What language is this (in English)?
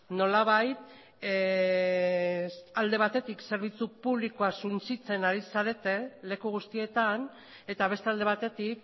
Basque